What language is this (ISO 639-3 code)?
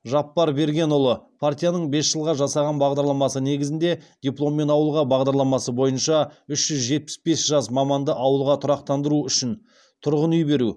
kaz